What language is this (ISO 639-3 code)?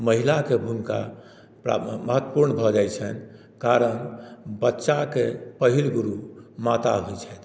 mai